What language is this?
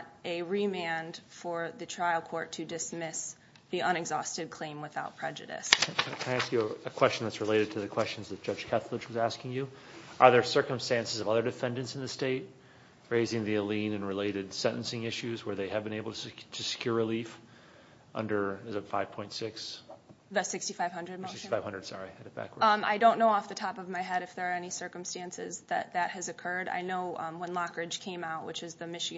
English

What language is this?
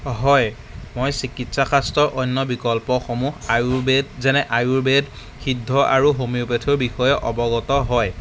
Assamese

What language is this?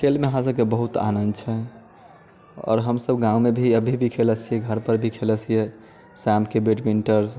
Maithili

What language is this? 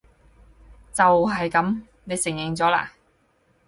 Cantonese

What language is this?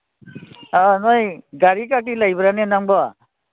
Manipuri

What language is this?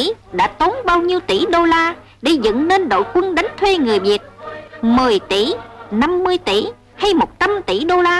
Vietnamese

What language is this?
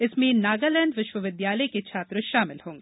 Hindi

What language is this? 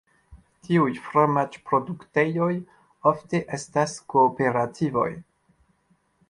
Esperanto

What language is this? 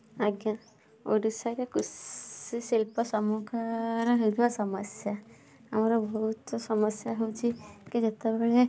Odia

